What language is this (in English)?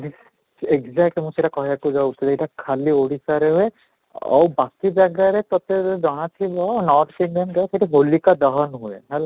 Odia